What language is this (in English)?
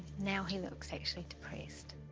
English